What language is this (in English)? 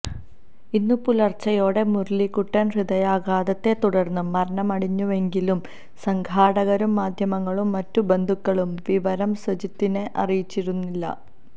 Malayalam